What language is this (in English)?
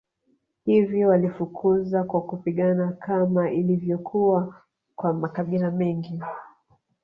Swahili